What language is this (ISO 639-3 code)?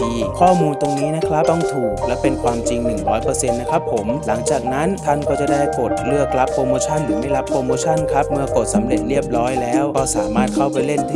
tha